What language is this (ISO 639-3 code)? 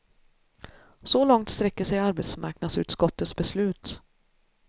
swe